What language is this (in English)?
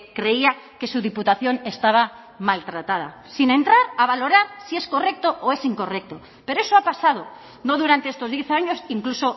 Spanish